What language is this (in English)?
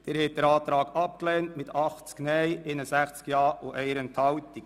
Swiss German